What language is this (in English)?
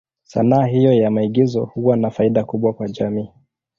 Swahili